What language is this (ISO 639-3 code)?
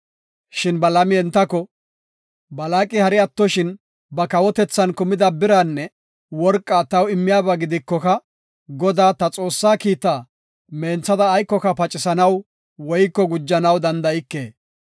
gof